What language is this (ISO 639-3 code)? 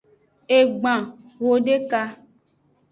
ajg